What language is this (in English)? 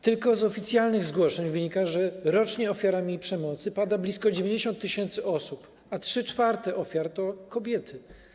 Polish